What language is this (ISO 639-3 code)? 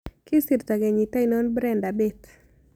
kln